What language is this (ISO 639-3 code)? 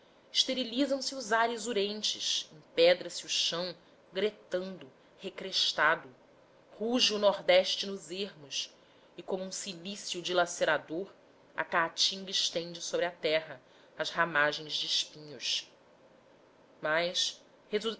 por